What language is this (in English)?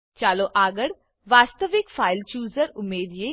Gujarati